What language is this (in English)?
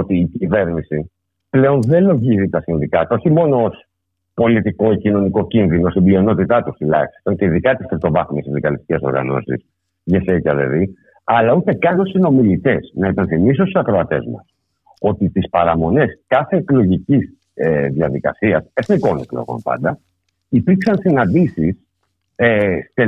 Greek